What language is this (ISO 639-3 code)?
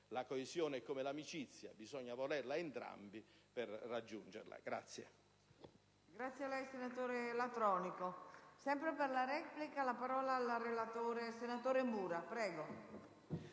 ita